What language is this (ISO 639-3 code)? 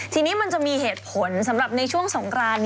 tha